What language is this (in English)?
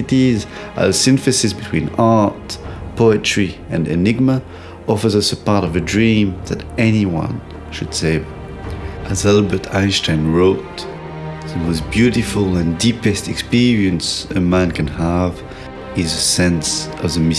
English